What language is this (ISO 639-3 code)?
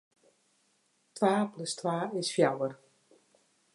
fry